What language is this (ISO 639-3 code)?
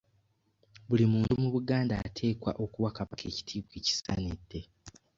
lug